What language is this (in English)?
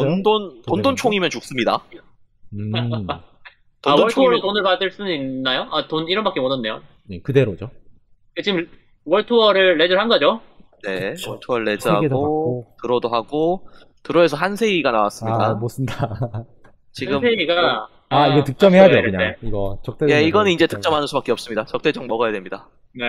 Korean